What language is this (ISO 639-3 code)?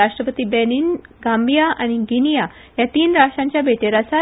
kok